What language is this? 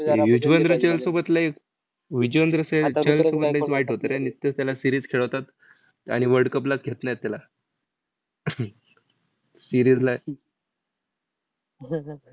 Marathi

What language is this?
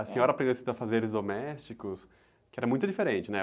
Portuguese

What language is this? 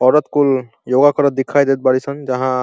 Bhojpuri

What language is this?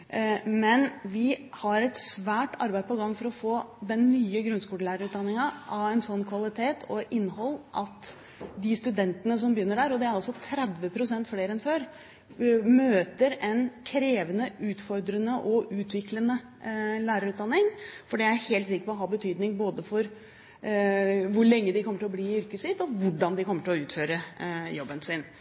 Norwegian Bokmål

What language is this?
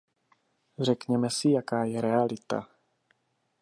Czech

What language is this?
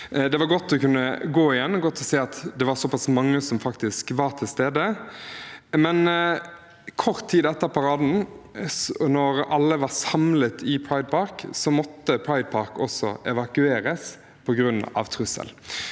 Norwegian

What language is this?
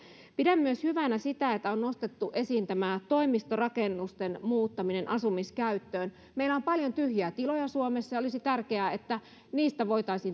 Finnish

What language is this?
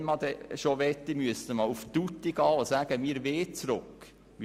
Swiss German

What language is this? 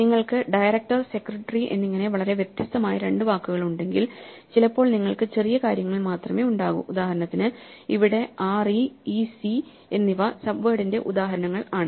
Malayalam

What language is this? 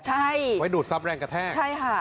Thai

